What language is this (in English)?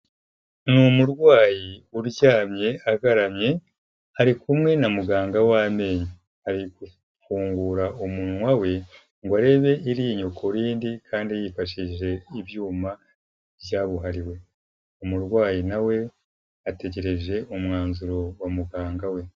Kinyarwanda